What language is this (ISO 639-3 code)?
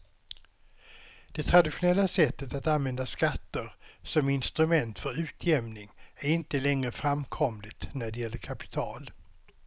swe